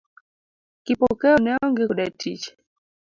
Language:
Luo (Kenya and Tanzania)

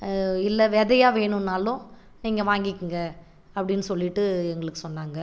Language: Tamil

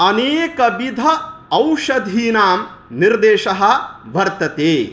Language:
Sanskrit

